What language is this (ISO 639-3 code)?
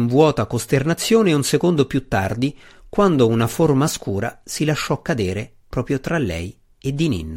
ita